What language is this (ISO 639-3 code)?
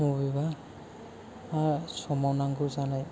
brx